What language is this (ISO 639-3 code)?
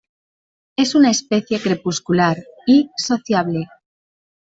spa